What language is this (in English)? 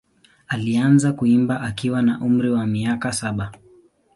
Swahili